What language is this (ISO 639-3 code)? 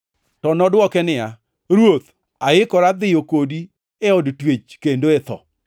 luo